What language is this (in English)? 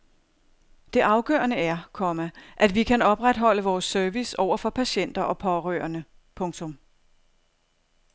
Danish